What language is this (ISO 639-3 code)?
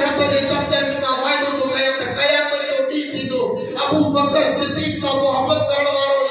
ind